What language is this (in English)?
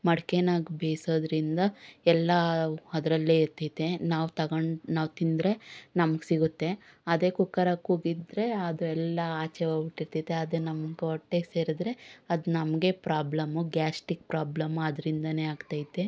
Kannada